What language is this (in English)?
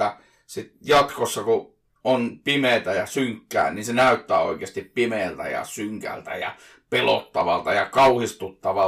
Finnish